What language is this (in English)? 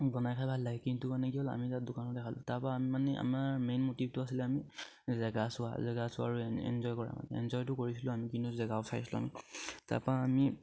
Assamese